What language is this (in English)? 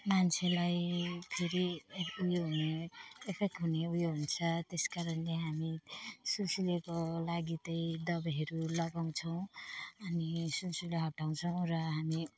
Nepali